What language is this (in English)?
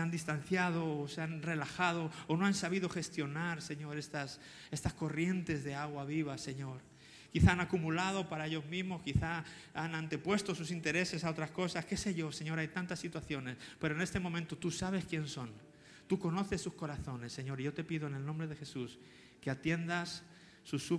Spanish